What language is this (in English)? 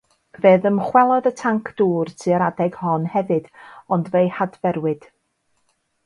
Welsh